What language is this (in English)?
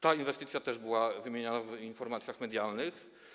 Polish